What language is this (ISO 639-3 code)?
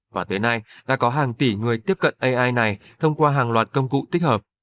vie